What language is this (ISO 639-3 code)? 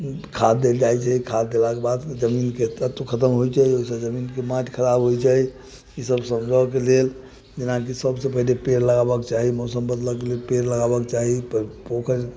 mai